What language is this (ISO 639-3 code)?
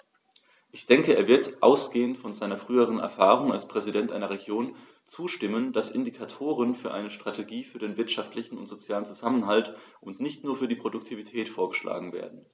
deu